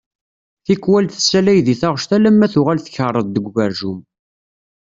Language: Kabyle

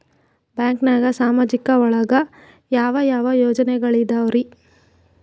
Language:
Kannada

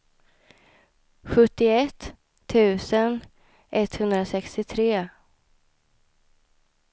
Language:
Swedish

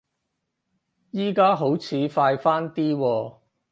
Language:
Cantonese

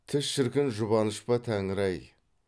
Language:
Kazakh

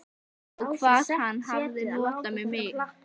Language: Icelandic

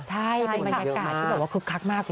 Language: Thai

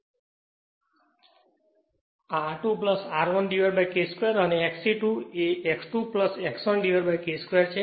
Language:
Gujarati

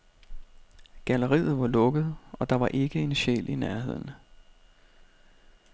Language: Danish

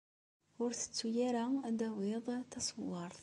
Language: Kabyle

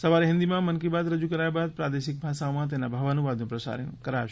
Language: Gujarati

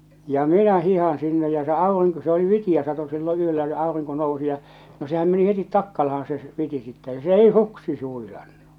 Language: Finnish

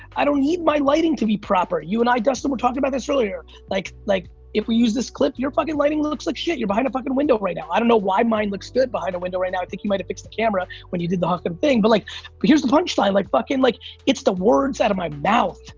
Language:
English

